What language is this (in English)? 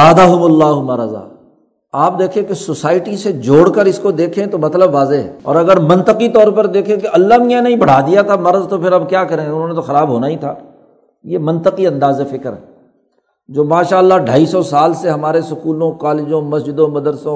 Urdu